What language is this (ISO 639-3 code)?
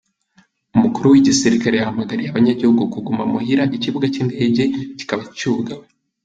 kin